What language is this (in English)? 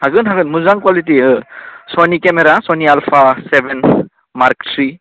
Bodo